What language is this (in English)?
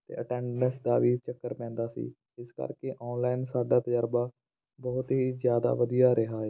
Punjabi